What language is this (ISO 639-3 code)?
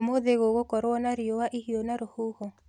kik